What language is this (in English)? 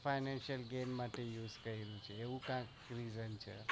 Gujarati